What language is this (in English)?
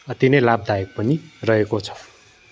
Nepali